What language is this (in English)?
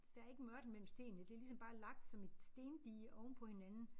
Danish